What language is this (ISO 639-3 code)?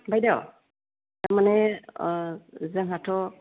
brx